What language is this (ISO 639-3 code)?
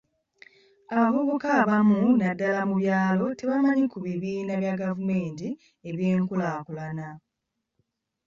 lug